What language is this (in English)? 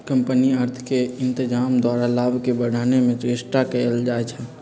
Magahi